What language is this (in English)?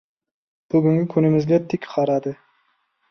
Uzbek